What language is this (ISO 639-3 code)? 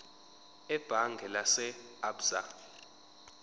zul